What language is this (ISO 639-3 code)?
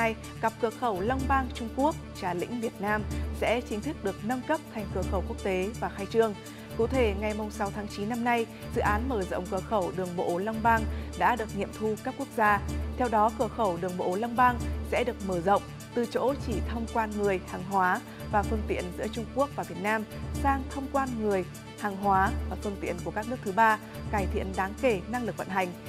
vie